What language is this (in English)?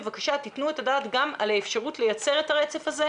Hebrew